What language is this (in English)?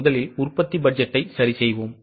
Tamil